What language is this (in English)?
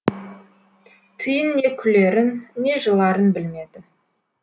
Kazakh